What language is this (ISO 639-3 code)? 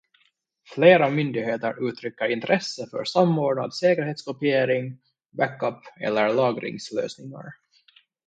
swe